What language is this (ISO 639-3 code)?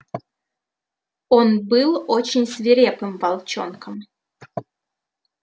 rus